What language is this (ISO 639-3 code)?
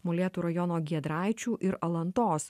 lit